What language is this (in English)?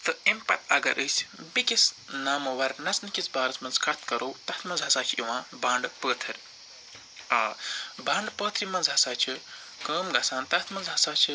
Kashmiri